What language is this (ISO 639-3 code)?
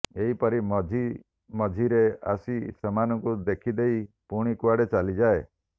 ori